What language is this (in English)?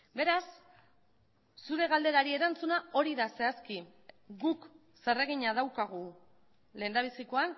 Basque